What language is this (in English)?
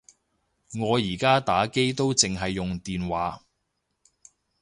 Cantonese